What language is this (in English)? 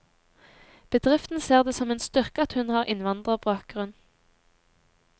Norwegian